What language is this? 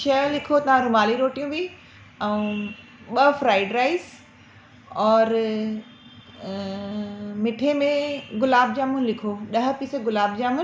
Sindhi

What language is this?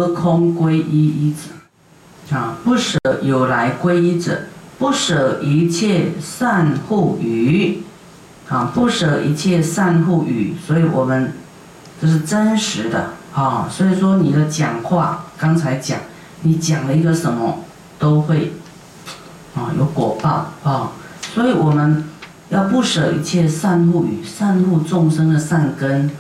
Chinese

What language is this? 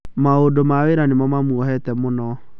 Kikuyu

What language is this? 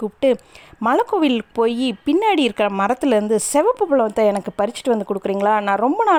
Tamil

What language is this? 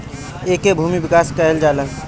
Bhojpuri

